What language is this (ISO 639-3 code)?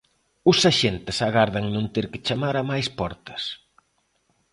glg